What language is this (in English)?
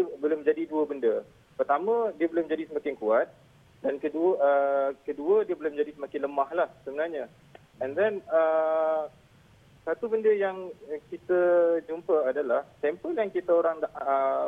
Malay